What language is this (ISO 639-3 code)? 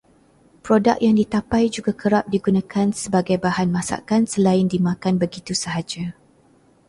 msa